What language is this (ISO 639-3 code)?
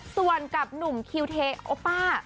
tha